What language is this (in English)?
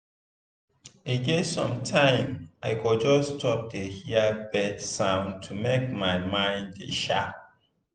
Nigerian Pidgin